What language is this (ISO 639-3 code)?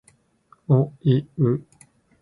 jpn